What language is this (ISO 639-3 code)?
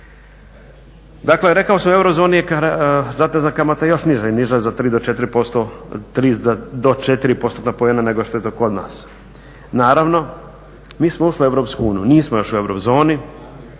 hrv